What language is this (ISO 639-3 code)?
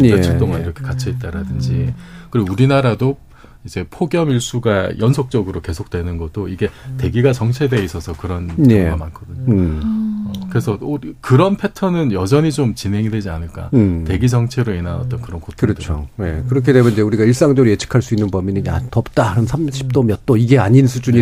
kor